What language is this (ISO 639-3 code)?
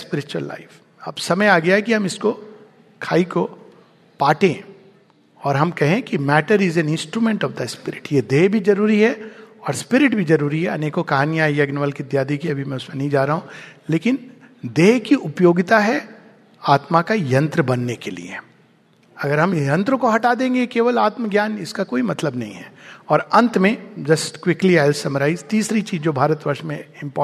hin